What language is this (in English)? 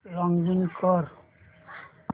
Marathi